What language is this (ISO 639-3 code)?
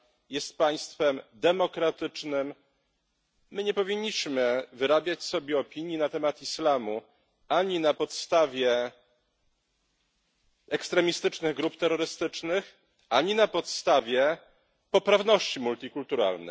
pol